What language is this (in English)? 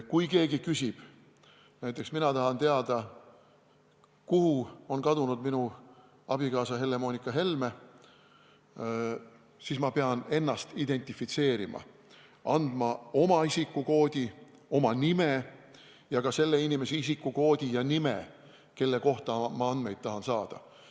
Estonian